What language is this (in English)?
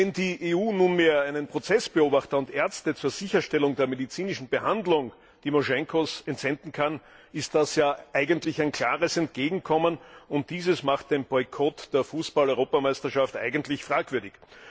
German